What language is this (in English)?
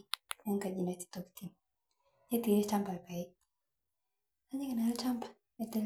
Masai